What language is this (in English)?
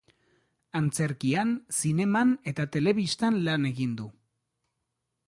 Basque